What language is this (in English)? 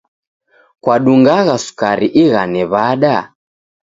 Taita